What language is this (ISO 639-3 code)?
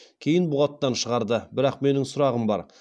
kaz